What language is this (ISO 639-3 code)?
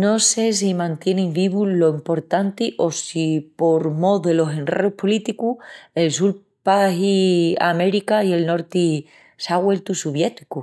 ext